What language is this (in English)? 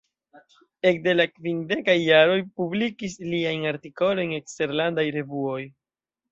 Esperanto